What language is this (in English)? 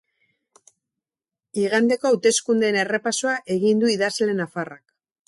Basque